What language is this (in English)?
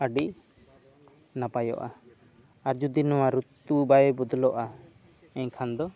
Santali